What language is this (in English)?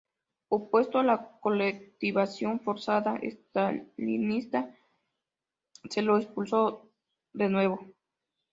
Spanish